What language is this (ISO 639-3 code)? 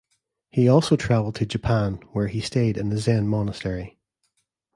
eng